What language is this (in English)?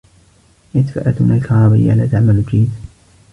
Arabic